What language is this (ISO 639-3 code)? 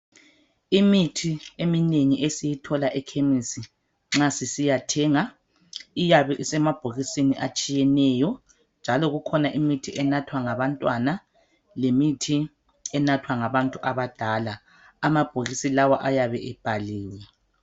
nde